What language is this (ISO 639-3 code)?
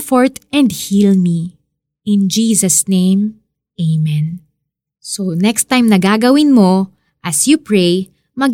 fil